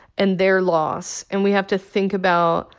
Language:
English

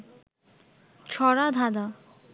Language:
Bangla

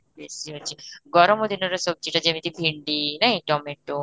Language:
Odia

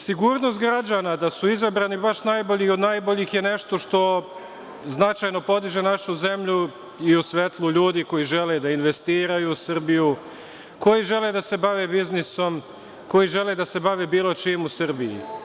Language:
Serbian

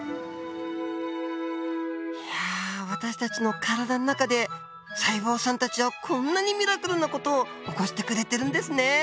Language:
Japanese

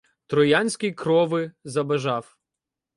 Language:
Ukrainian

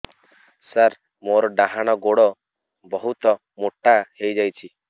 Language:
Odia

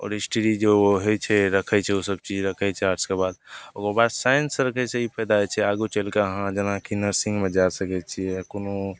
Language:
Maithili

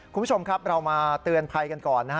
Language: Thai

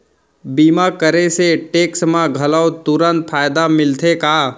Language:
Chhattisgarhi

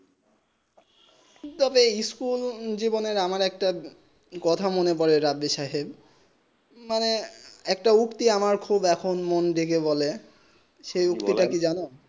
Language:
Bangla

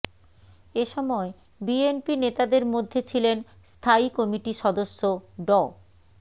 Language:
Bangla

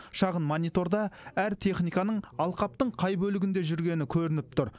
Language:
Kazakh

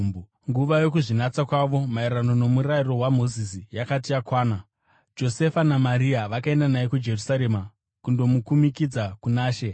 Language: Shona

